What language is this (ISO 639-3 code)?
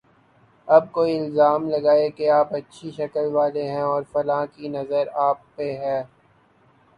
urd